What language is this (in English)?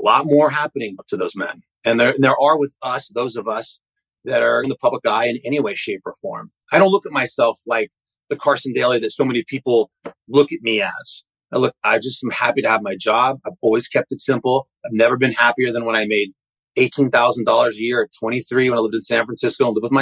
English